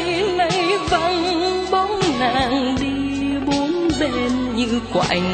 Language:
Vietnamese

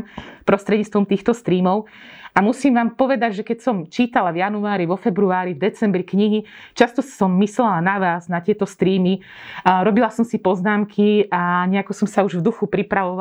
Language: Slovak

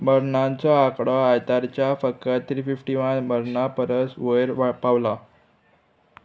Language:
Konkani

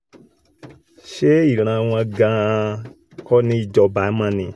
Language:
Yoruba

